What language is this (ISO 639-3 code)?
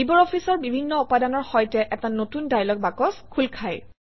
asm